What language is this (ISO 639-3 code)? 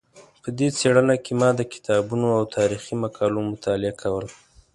pus